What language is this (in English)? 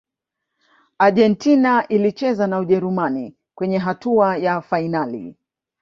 Swahili